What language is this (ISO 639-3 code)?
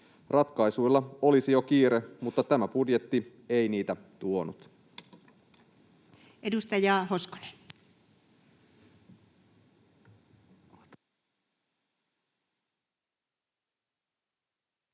fin